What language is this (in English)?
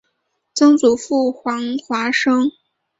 Chinese